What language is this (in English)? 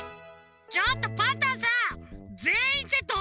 Japanese